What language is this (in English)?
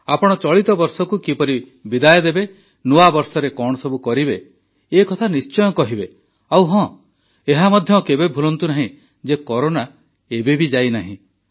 Odia